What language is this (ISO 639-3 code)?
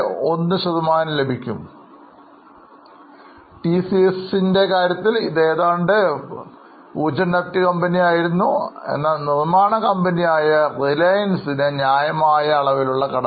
mal